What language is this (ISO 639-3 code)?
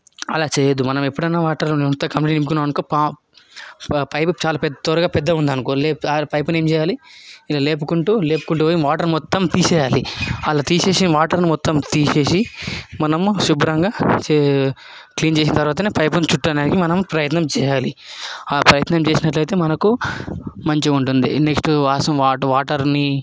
tel